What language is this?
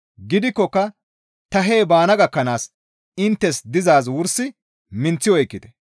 Gamo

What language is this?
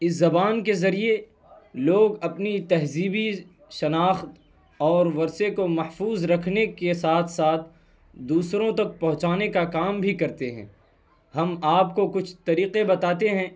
Urdu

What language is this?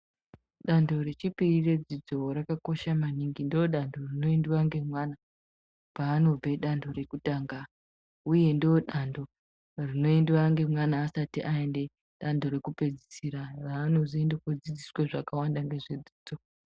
Ndau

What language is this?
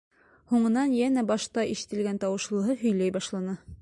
Bashkir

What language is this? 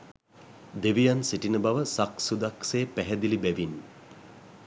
Sinhala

